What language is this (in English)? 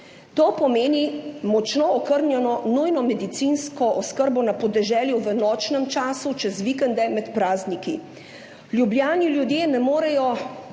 Slovenian